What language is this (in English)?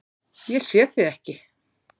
Icelandic